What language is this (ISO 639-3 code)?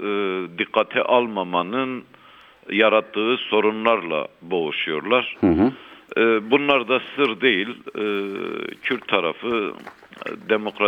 tur